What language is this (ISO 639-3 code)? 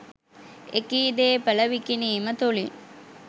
sin